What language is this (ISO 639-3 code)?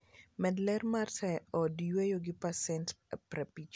luo